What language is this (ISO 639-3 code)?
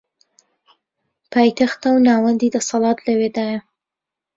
ckb